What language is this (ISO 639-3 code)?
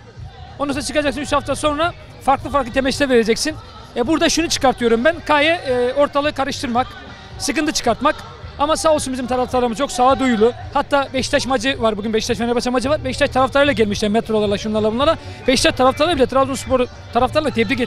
tur